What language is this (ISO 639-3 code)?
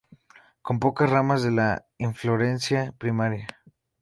spa